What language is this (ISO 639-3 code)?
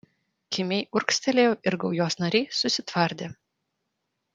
lit